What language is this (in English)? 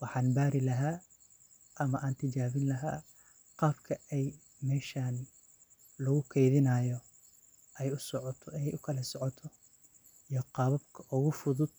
Somali